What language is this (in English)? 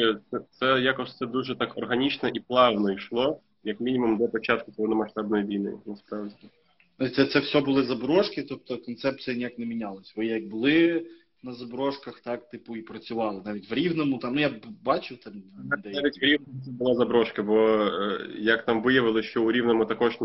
Ukrainian